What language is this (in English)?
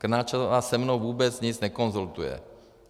Czech